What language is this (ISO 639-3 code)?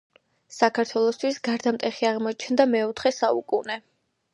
kat